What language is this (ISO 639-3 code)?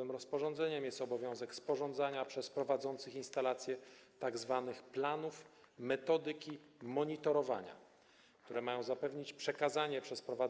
pol